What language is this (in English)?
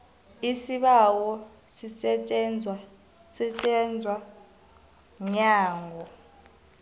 South Ndebele